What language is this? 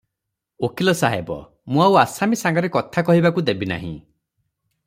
Odia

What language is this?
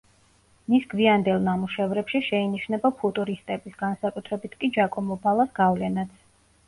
Georgian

